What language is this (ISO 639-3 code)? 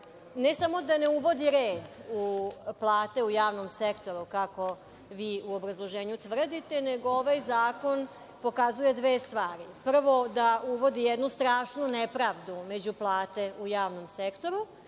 srp